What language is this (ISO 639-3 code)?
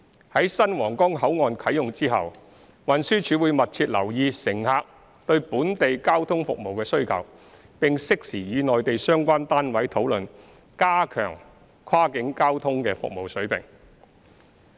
yue